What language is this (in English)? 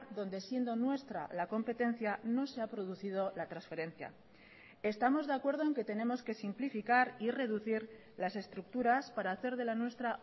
Spanish